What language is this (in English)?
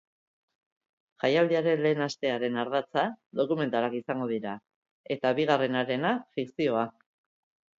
Basque